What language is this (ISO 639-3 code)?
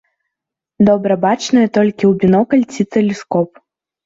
bel